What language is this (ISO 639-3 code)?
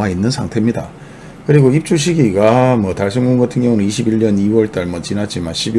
kor